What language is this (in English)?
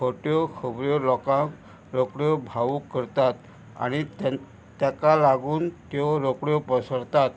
Konkani